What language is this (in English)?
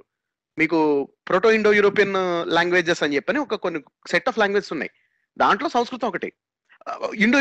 Telugu